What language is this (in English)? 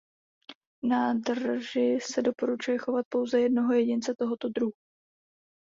Czech